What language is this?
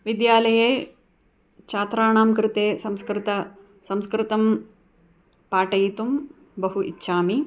Sanskrit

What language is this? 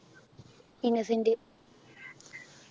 Malayalam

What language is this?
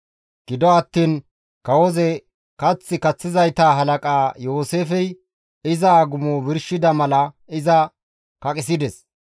Gamo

